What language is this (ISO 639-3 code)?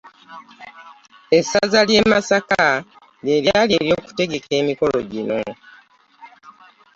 lug